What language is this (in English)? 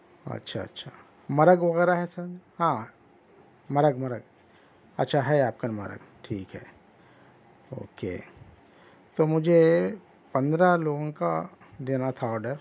Urdu